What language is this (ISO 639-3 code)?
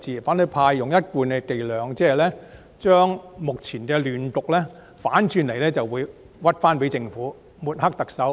yue